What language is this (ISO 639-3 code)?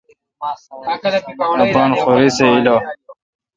xka